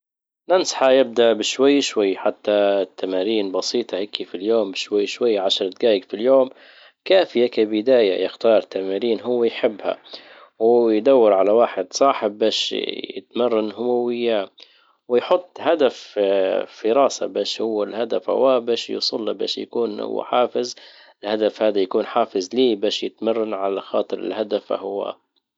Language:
Libyan Arabic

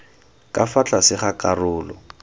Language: Tswana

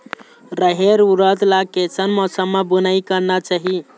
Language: Chhattisgarhi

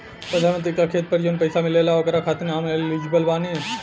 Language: Bhojpuri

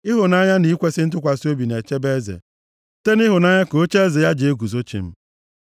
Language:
Igbo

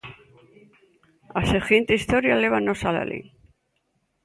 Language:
Galician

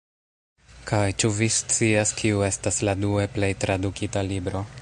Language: Esperanto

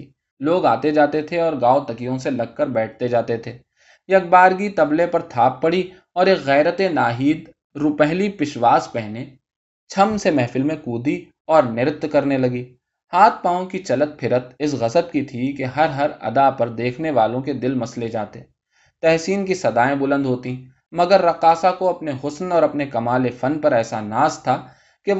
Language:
Urdu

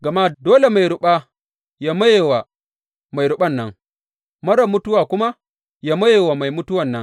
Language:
Hausa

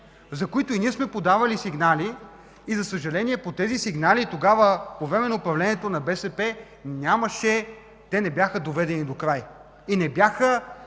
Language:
Bulgarian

